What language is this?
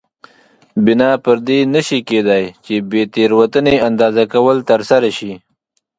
Pashto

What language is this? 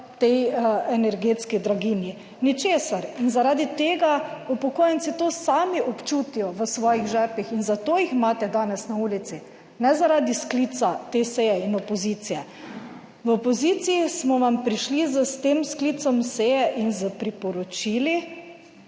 Slovenian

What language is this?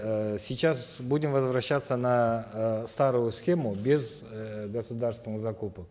Kazakh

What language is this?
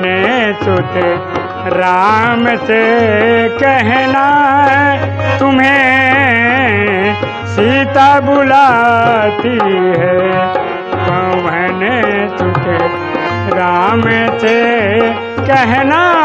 Hindi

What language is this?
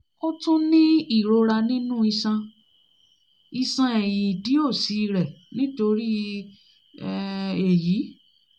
Yoruba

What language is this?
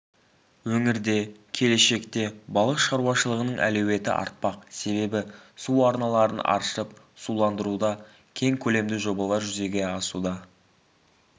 Kazakh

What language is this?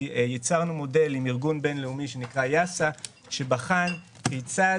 Hebrew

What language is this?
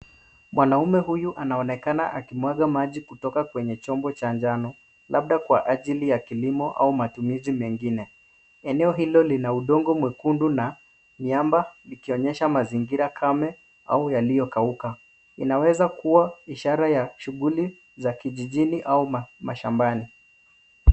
Swahili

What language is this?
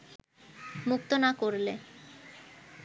Bangla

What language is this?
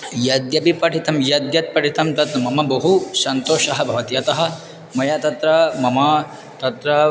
Sanskrit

